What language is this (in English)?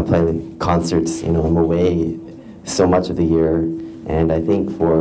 Korean